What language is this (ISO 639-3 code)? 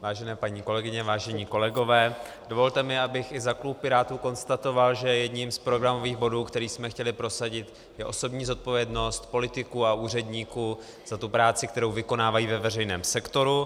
ces